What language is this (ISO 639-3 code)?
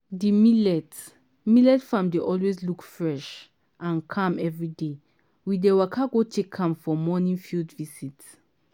pcm